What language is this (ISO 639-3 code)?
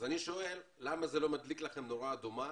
heb